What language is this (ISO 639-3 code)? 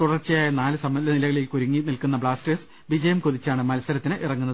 mal